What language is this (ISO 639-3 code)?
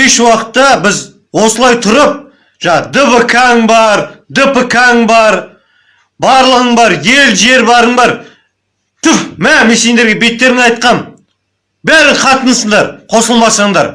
kaz